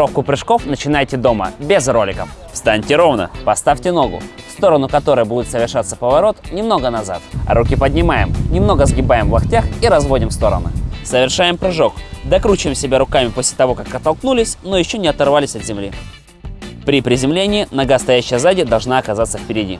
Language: Russian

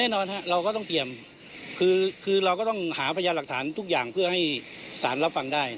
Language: Thai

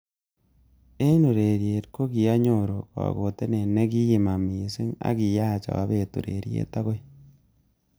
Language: Kalenjin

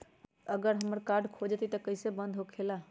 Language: Magahi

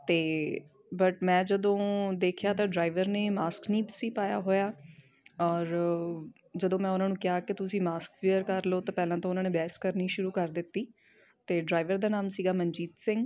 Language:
Punjabi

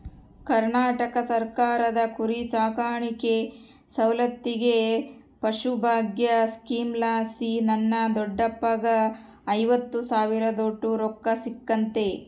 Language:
Kannada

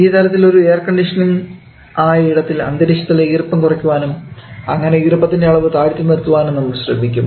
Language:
Malayalam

